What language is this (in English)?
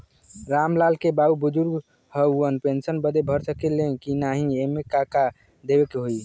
Bhojpuri